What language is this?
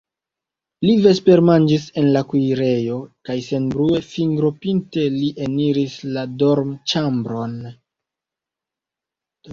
Esperanto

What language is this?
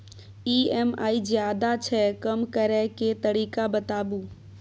Maithili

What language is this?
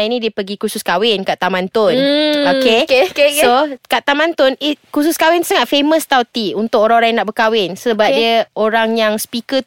Malay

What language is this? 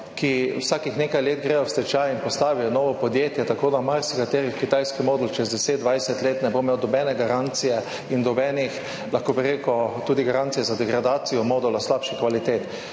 Slovenian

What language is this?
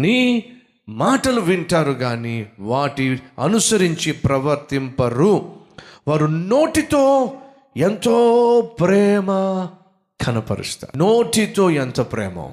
Telugu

